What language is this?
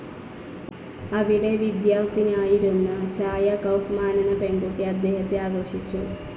Malayalam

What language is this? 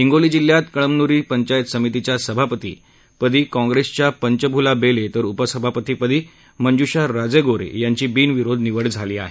Marathi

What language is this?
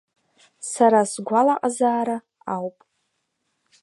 Abkhazian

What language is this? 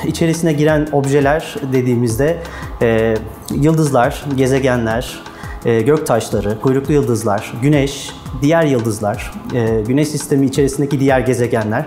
Turkish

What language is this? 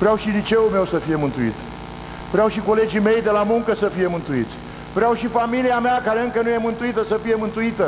Romanian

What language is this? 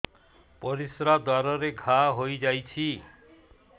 Odia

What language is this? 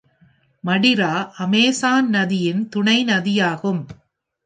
Tamil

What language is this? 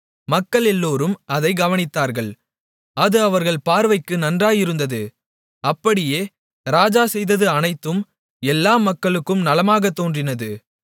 Tamil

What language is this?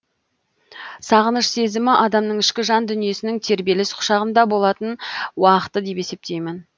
Kazakh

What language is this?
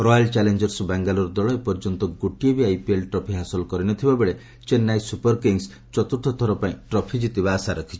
Odia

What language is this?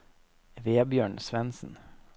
Norwegian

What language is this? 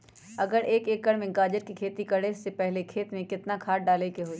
Magahi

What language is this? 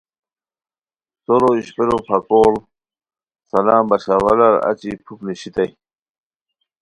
Khowar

